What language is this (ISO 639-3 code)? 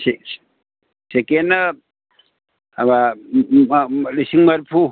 mni